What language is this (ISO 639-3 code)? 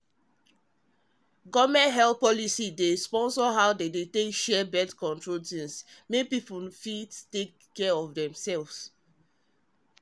pcm